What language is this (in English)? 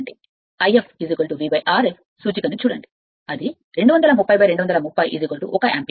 Telugu